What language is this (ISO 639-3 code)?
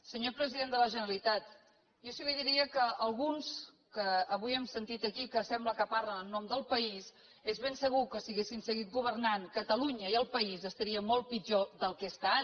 cat